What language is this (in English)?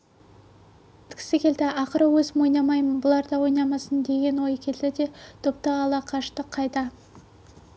Kazakh